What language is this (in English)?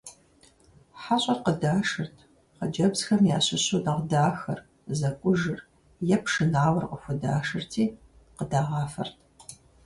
Kabardian